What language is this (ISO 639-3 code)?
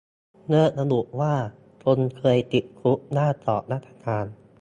tha